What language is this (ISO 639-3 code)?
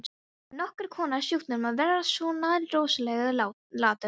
isl